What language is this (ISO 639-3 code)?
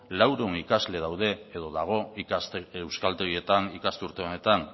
eus